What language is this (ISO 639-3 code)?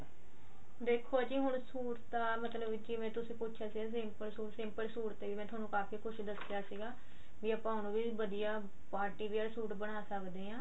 pan